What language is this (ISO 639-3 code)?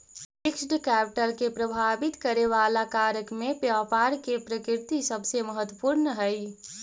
mag